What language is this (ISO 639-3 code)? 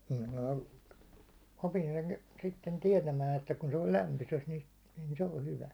fin